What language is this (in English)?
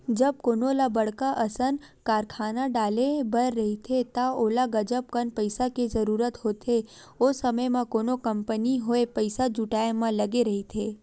Chhattisgarhi